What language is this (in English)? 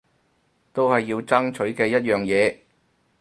Cantonese